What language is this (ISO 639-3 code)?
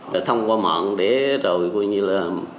vie